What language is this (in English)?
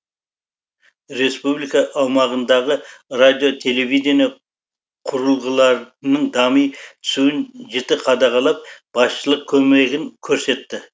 Kazakh